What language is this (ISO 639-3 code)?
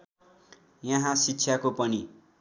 nep